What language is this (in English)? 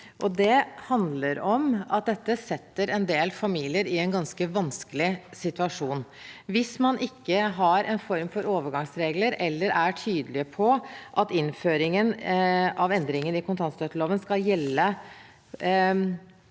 Norwegian